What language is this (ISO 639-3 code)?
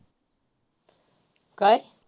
mar